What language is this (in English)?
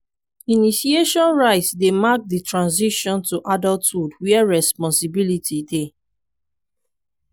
Nigerian Pidgin